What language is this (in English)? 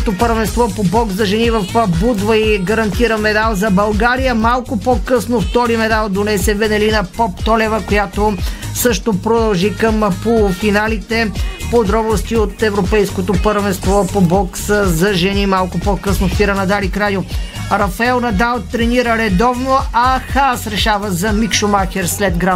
Bulgarian